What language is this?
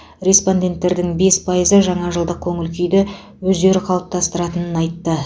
Kazakh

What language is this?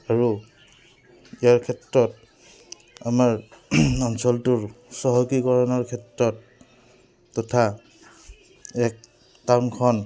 Assamese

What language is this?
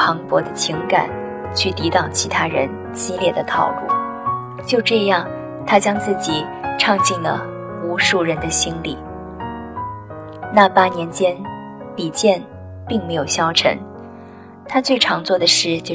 Chinese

